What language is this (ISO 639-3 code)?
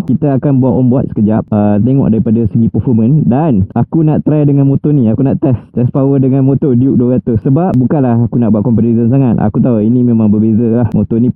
msa